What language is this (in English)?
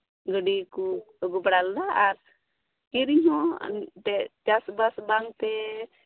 Santali